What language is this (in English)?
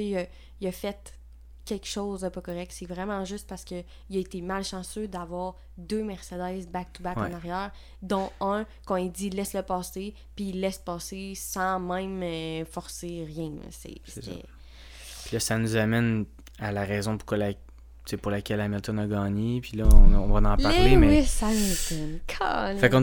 French